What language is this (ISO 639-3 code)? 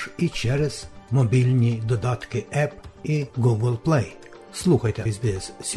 ukr